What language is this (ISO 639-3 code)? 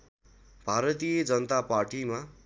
nep